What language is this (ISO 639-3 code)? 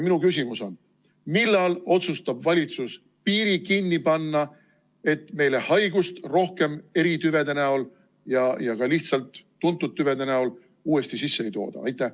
est